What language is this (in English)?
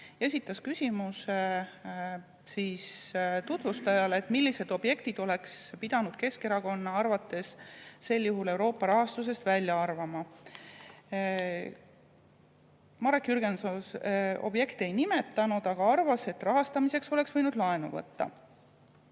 Estonian